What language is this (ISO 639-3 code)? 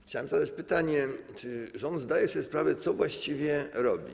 pol